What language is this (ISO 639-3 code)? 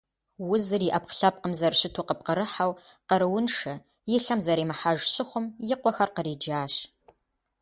kbd